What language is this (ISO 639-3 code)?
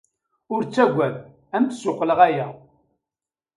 kab